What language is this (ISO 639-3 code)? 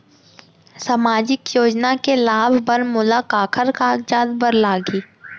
hne